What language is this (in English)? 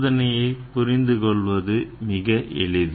Tamil